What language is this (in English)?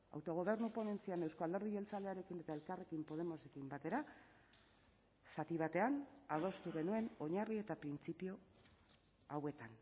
Basque